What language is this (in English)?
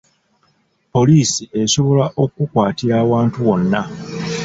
Ganda